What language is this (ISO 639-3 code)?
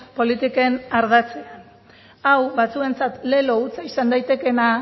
eus